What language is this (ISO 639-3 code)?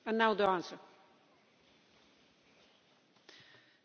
deu